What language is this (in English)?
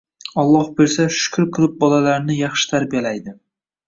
Uzbek